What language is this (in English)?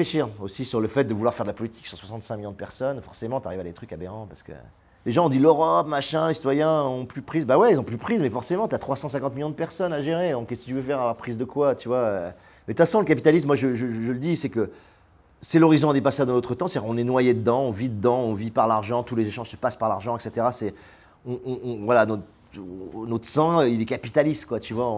French